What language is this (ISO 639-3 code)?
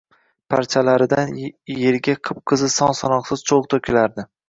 uzb